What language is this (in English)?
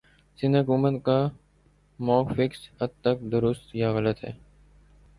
Urdu